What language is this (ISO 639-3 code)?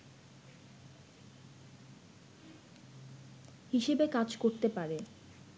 ben